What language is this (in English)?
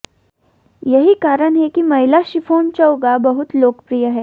Hindi